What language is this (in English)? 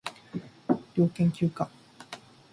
Japanese